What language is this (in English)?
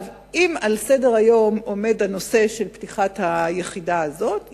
Hebrew